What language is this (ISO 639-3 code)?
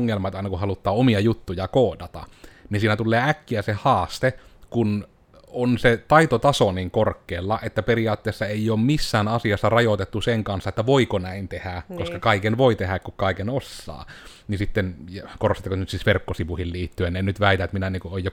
fin